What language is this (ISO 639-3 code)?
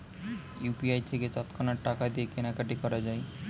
ben